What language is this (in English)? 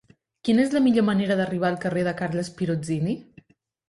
Catalan